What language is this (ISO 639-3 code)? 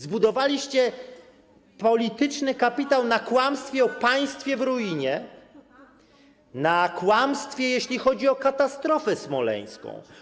pol